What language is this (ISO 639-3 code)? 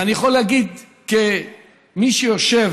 heb